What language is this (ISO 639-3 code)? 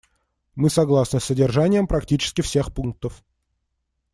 rus